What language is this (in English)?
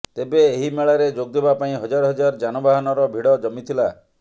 Odia